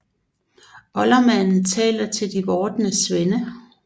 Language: Danish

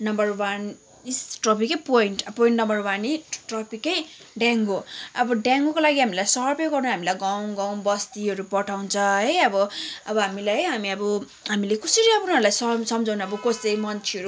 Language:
Nepali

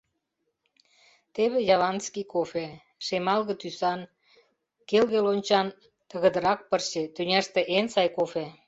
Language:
Mari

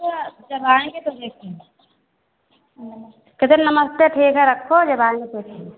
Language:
Hindi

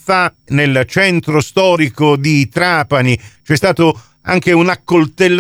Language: Italian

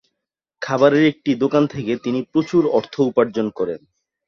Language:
Bangla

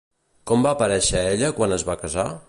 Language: Catalan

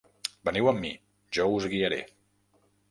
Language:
Catalan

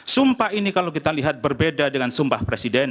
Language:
Indonesian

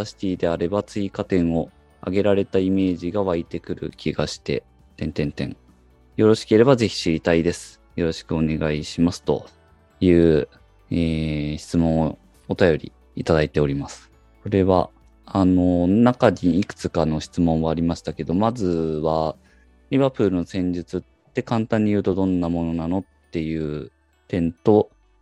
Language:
Japanese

